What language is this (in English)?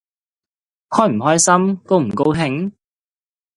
Cantonese